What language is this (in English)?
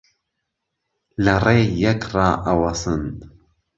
Central Kurdish